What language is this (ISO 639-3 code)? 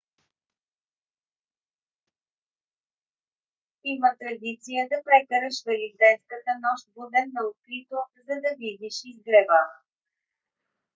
bul